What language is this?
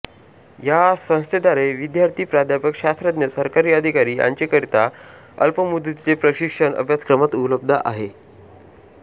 Marathi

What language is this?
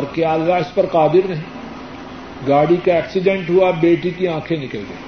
Urdu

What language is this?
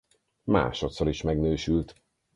Hungarian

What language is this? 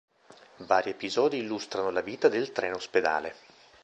Italian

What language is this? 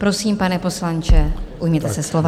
Czech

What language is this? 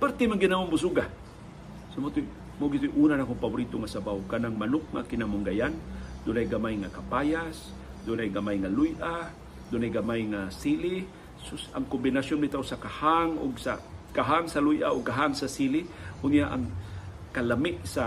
Filipino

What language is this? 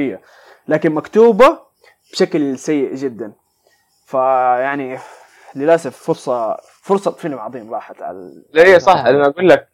Arabic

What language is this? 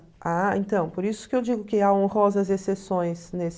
Portuguese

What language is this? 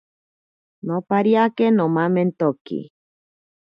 Ashéninka Perené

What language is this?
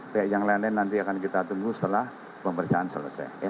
Indonesian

